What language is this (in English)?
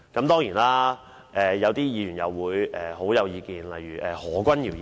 Cantonese